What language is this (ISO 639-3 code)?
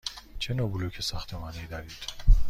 fas